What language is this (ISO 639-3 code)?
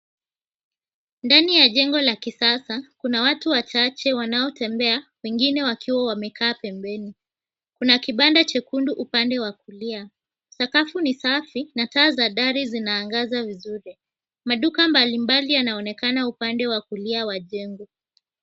swa